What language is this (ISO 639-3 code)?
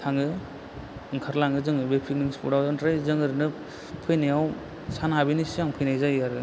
brx